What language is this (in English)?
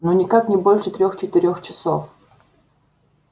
Russian